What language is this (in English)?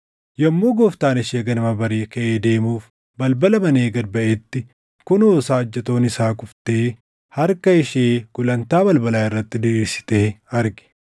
Oromo